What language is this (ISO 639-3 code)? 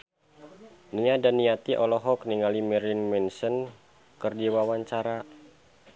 sun